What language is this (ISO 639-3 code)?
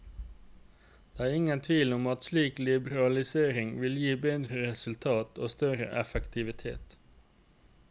nor